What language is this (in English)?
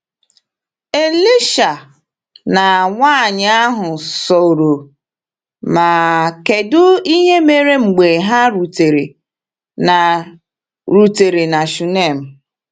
Igbo